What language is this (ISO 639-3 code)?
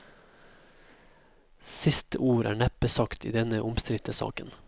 nor